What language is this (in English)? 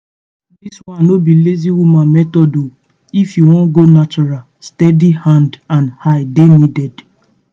Nigerian Pidgin